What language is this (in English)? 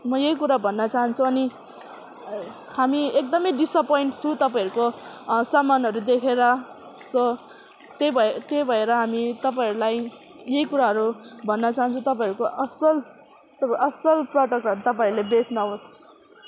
Nepali